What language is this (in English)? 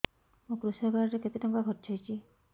Odia